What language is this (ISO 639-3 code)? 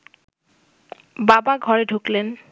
ben